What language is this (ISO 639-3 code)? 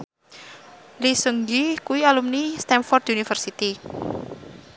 jav